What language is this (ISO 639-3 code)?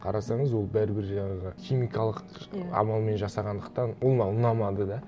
kaz